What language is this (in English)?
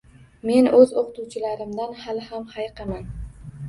Uzbek